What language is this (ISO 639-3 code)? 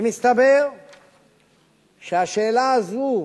heb